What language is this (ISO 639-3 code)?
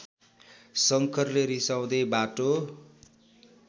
nep